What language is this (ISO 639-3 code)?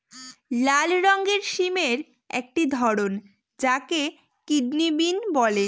ben